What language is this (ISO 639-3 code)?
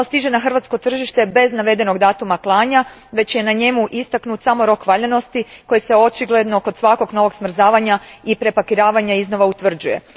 hrv